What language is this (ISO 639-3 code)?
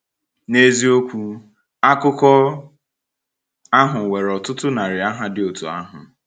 ibo